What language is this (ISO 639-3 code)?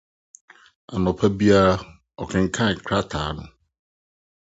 aka